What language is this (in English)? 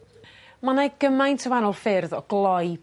Welsh